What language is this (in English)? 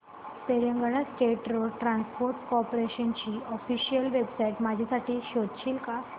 Marathi